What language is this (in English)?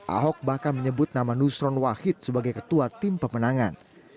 Indonesian